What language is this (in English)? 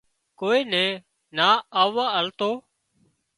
Wadiyara Koli